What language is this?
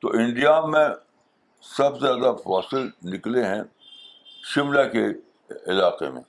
Urdu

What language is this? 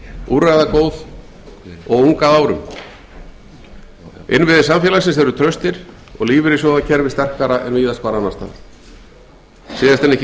Icelandic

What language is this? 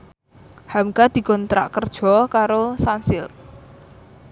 Javanese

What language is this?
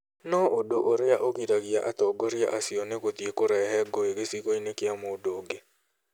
Kikuyu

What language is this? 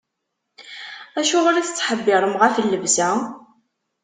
Kabyle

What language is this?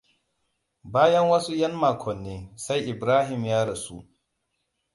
Hausa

